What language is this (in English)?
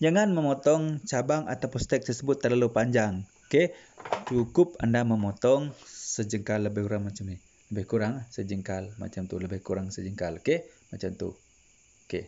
Malay